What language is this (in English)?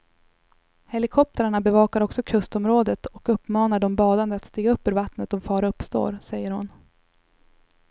Swedish